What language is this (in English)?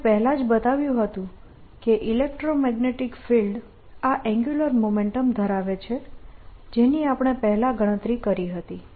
Gujarati